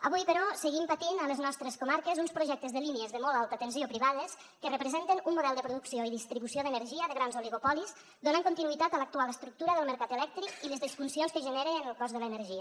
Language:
Catalan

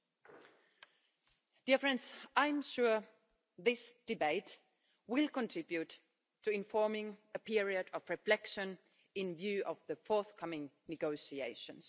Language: English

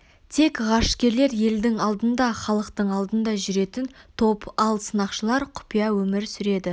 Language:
Kazakh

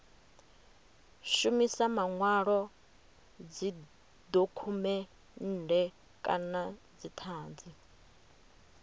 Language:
Venda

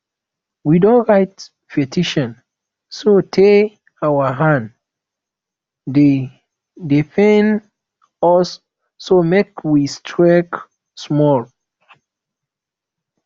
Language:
Nigerian Pidgin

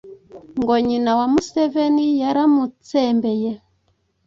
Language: Kinyarwanda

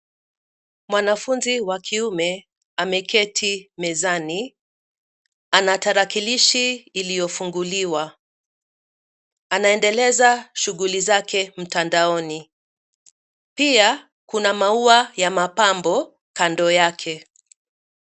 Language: Swahili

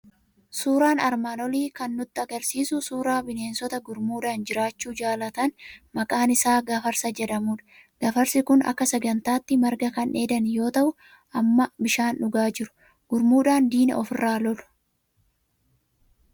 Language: Oromo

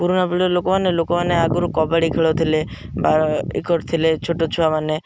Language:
Odia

